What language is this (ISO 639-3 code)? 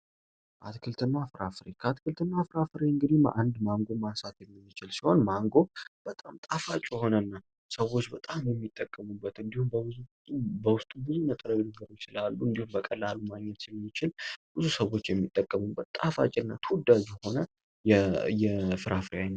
amh